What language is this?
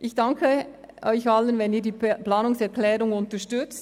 Swiss German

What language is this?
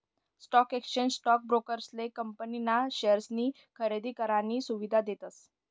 Marathi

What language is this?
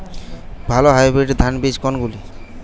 Bangla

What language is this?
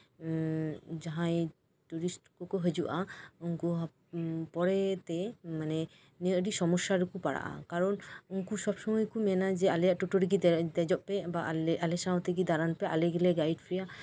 Santali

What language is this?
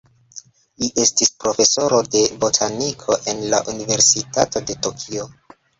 Esperanto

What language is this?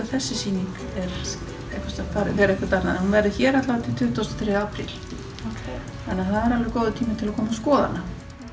Icelandic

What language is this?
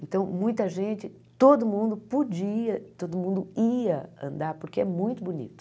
Portuguese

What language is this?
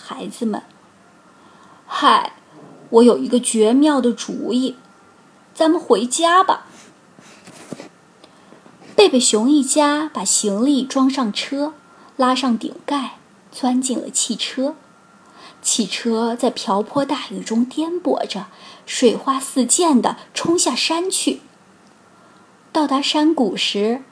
Chinese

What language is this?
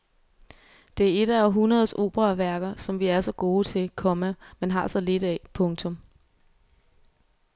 Danish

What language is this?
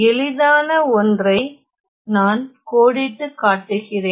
Tamil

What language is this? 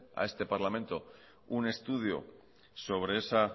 Spanish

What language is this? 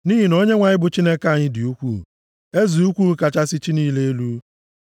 Igbo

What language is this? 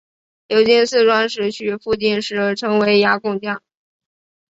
Chinese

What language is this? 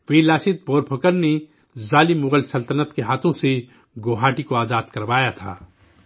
Urdu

